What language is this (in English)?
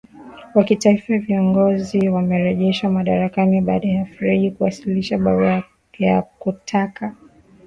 Swahili